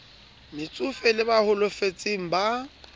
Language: Southern Sotho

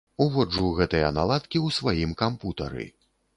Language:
Belarusian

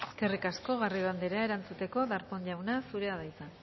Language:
Basque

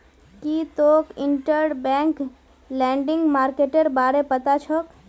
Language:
Magahi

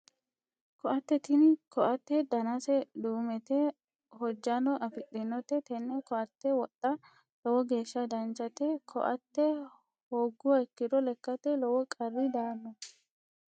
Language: Sidamo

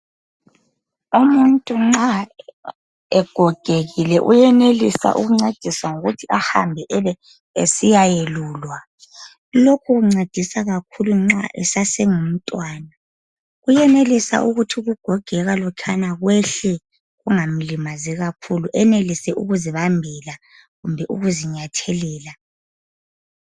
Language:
North Ndebele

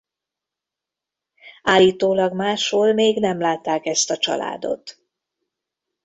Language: Hungarian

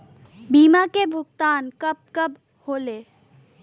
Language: Bhojpuri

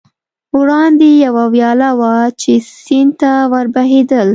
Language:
Pashto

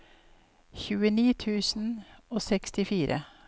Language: Norwegian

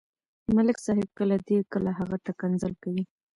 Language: Pashto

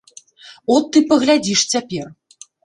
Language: Belarusian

